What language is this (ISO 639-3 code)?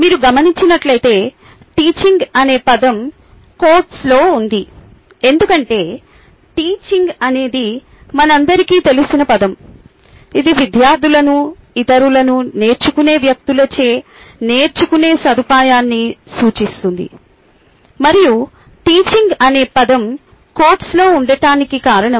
tel